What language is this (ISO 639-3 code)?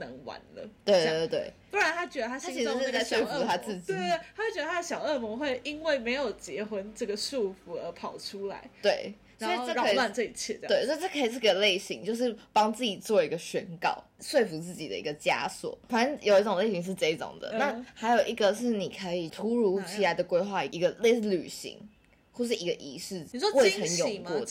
zho